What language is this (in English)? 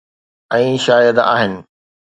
Sindhi